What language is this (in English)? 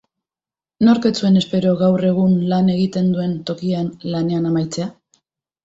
Basque